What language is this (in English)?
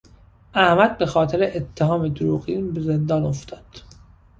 Persian